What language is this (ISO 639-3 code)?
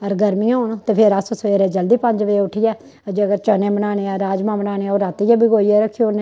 doi